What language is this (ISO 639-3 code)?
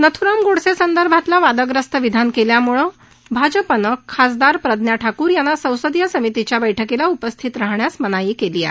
mar